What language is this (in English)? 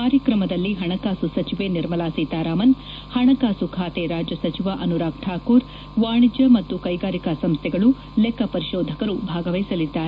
Kannada